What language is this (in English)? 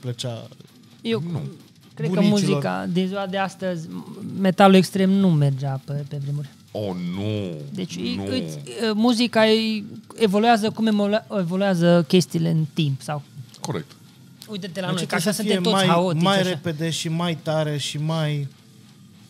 Romanian